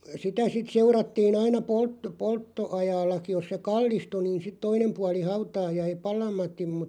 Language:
Finnish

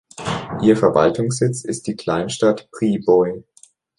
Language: German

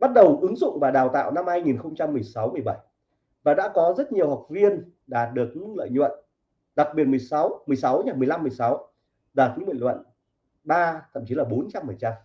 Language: Vietnamese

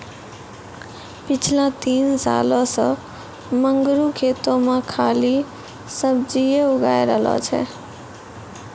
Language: Maithili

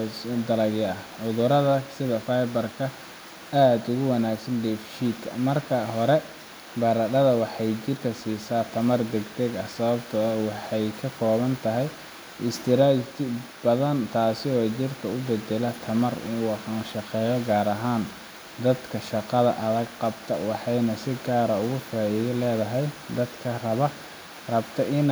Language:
Somali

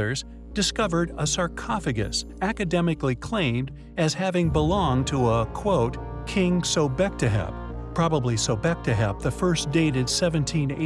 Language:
English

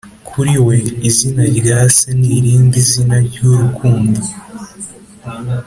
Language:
Kinyarwanda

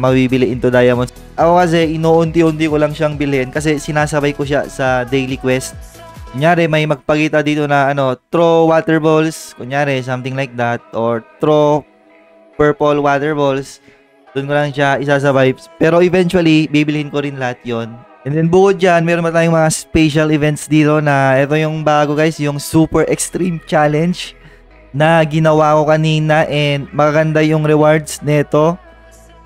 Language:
Filipino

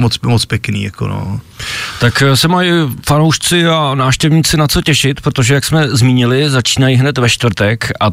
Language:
Czech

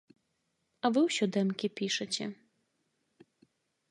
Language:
Belarusian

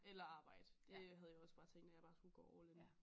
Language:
Danish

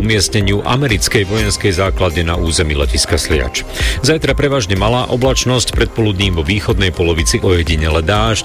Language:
Slovak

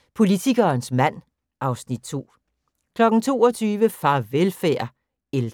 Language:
Danish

